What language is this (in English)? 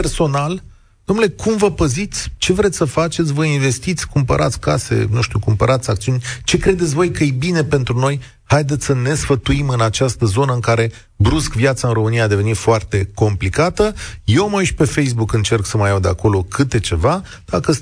Romanian